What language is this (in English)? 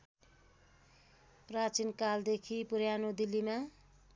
Nepali